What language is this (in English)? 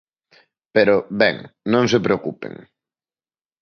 Galician